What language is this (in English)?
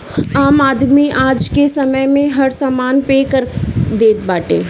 Bhojpuri